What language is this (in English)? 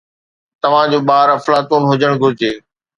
Sindhi